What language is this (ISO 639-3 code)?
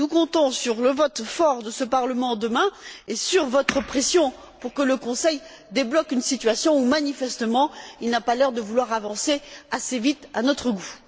fra